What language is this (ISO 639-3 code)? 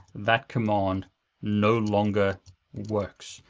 eng